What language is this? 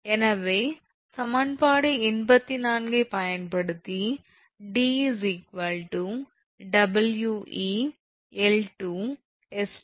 Tamil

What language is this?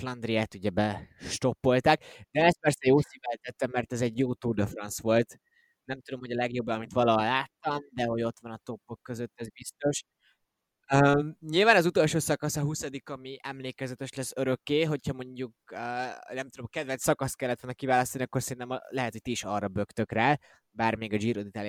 Hungarian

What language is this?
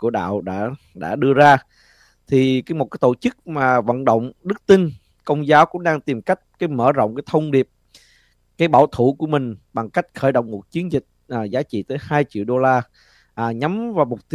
Vietnamese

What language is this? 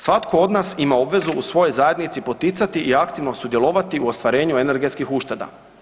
Croatian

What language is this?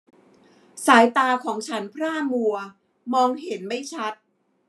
Thai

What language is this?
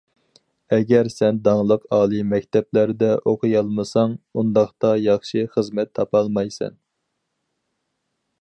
Uyghur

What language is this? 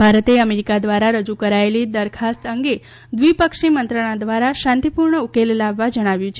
Gujarati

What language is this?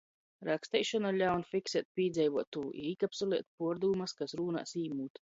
Latgalian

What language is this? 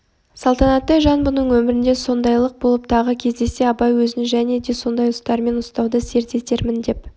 Kazakh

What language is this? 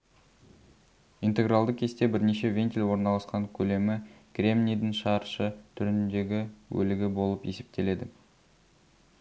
Kazakh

